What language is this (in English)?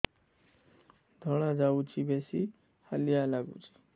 Odia